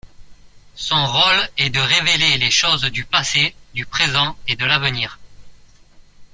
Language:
French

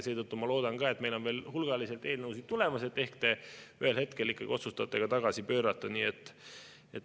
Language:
Estonian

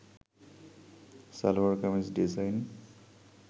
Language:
Bangla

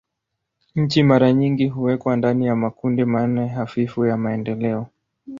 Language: Swahili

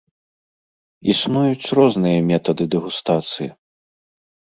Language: Belarusian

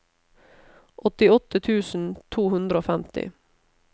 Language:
Norwegian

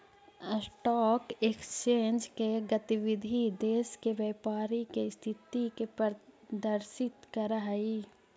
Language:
Magahi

